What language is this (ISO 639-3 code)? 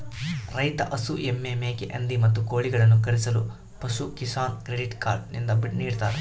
kan